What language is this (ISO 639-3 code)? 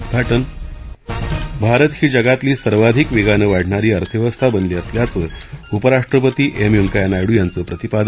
mar